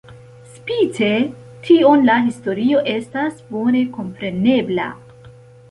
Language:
Esperanto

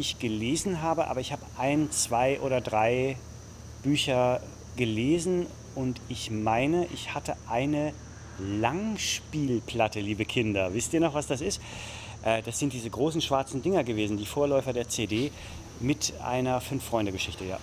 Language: German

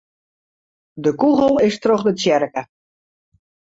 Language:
Western Frisian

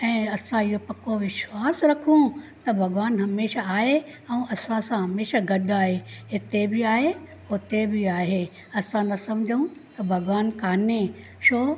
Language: Sindhi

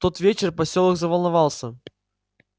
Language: Russian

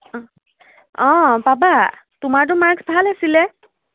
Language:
Assamese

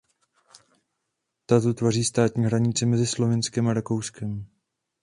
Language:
Czech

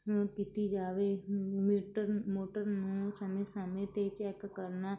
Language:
Punjabi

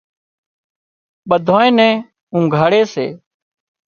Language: Wadiyara Koli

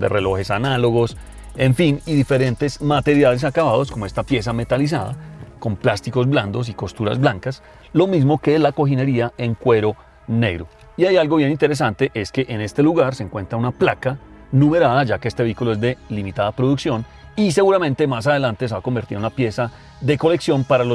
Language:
Spanish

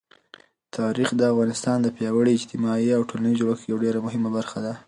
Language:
Pashto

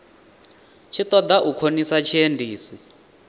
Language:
Venda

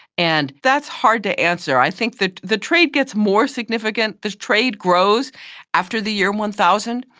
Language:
English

